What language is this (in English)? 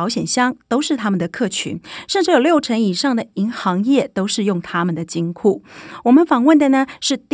Chinese